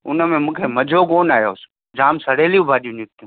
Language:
Sindhi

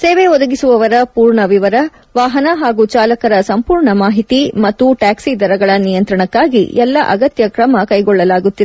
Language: Kannada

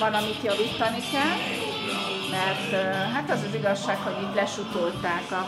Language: Hungarian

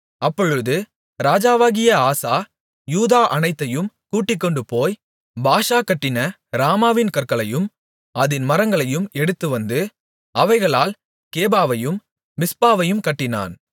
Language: Tamil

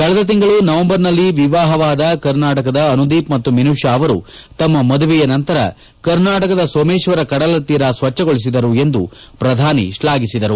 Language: Kannada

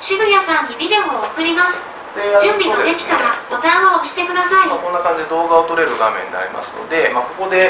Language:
Japanese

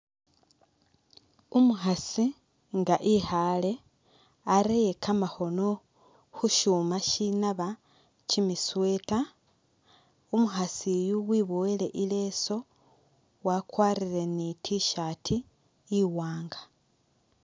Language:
Masaaba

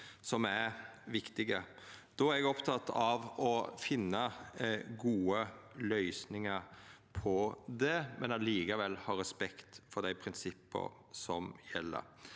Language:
Norwegian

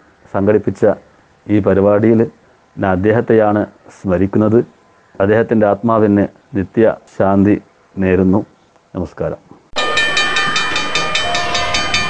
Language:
Malayalam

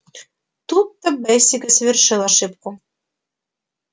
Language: Russian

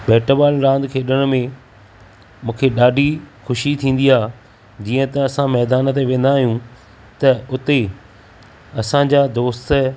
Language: Sindhi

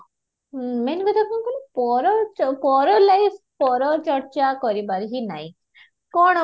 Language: Odia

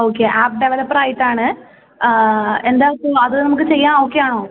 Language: Malayalam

